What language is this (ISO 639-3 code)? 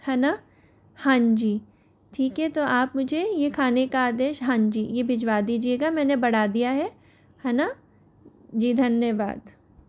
hin